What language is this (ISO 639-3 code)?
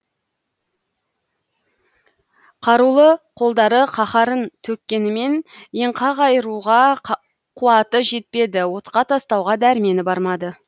kaz